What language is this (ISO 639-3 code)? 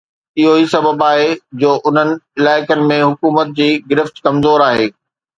snd